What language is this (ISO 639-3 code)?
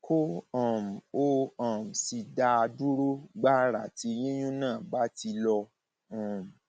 yor